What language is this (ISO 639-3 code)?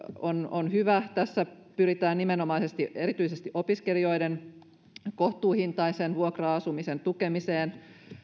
fin